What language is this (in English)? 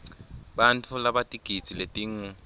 Swati